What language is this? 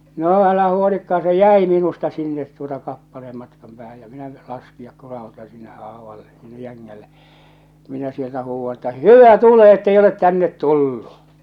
Finnish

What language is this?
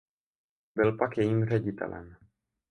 Czech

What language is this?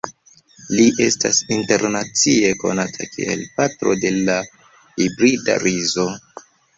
Esperanto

